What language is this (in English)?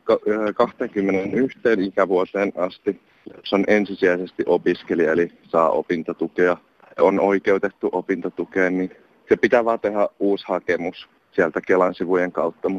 Finnish